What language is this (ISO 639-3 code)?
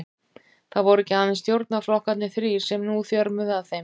isl